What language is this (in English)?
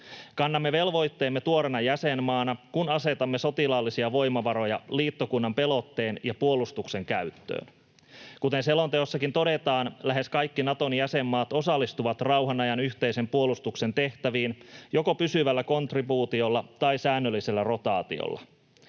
Finnish